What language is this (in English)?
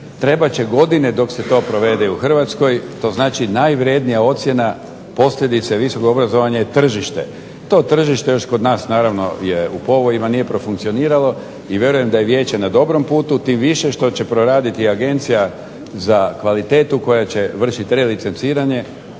Croatian